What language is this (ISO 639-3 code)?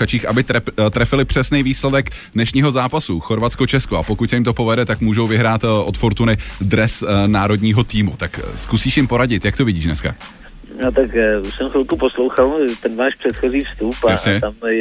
ces